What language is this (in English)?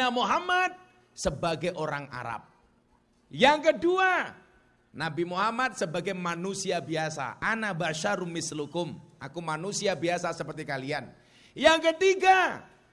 Indonesian